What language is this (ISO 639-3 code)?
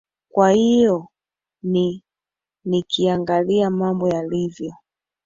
swa